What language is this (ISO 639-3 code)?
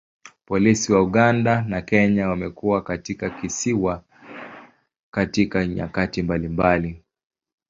swa